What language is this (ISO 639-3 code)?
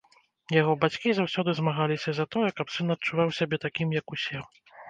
bel